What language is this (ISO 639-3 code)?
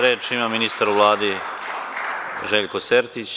srp